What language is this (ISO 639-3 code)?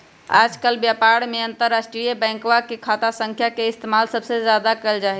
mag